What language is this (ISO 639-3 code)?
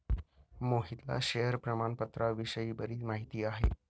mar